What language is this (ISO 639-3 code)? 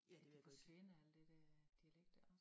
dan